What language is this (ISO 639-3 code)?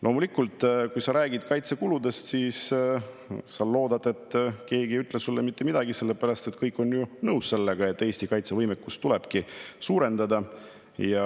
est